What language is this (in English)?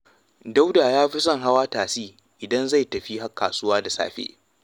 Hausa